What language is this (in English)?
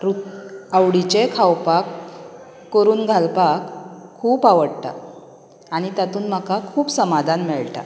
Konkani